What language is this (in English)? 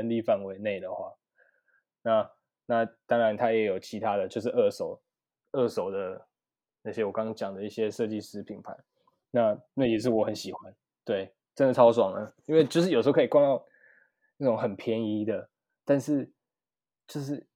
Chinese